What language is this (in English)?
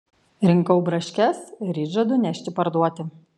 Lithuanian